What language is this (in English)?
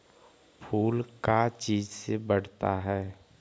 Magahi